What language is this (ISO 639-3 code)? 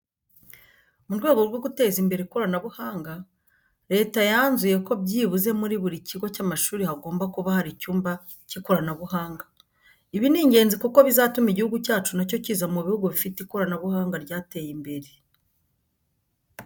kin